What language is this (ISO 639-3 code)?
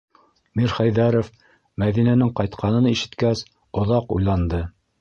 bak